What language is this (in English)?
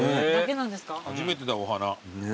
Japanese